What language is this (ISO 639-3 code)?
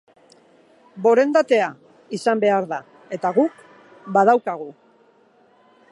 eus